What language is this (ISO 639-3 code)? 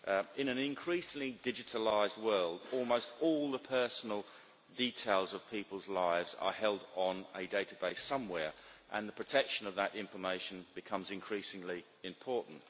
eng